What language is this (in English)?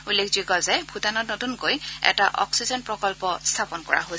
Assamese